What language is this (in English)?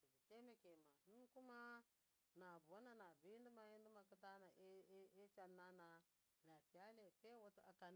Miya